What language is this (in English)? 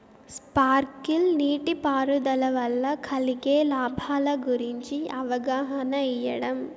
Telugu